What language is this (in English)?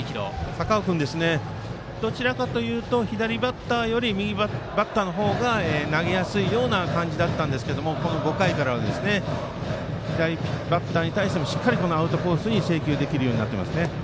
Japanese